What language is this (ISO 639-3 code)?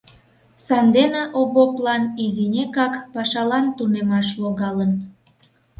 chm